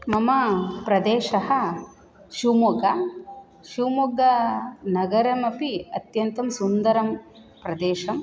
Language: Sanskrit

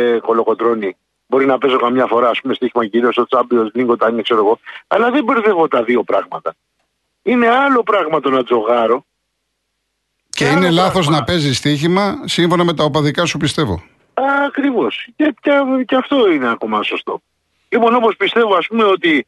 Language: Greek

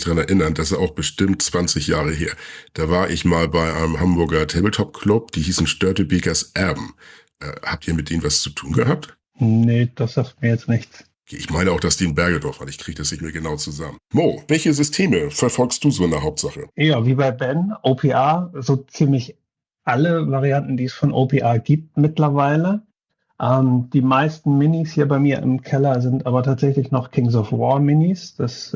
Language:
German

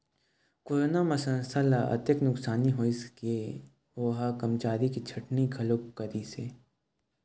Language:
Chhattisgarhi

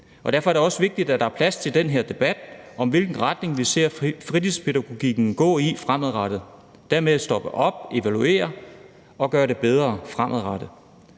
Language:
Danish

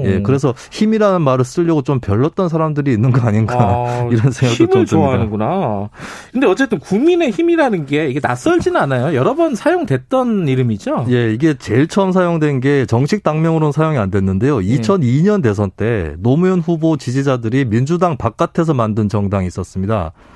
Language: Korean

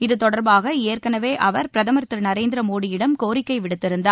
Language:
Tamil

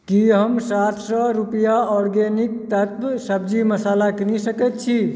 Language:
Maithili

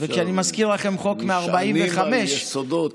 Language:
Hebrew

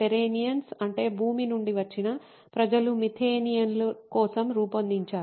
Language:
Telugu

